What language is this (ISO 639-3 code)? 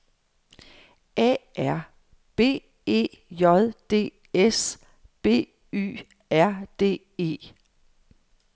dan